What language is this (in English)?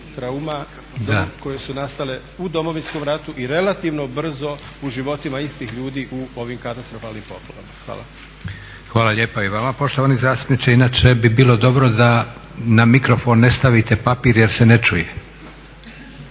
Croatian